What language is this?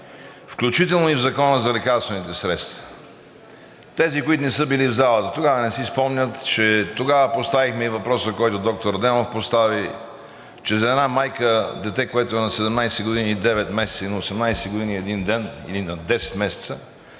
Bulgarian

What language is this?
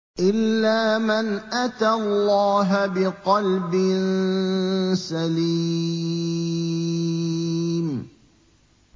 Arabic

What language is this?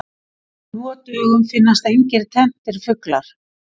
Icelandic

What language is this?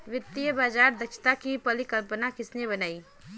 Hindi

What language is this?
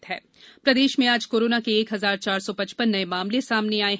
Hindi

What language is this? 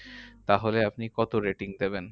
Bangla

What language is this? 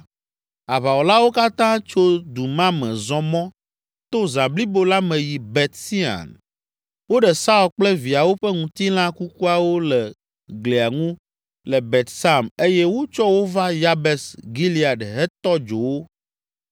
Ewe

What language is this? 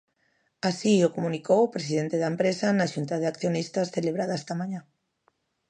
Galician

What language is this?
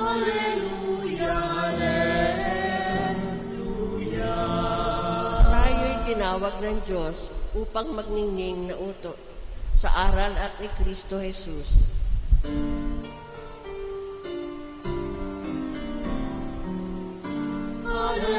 Filipino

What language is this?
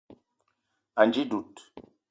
Eton (Cameroon)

